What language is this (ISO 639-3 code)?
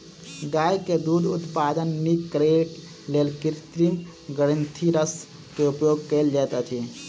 mai